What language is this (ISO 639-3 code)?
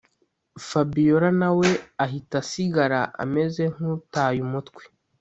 kin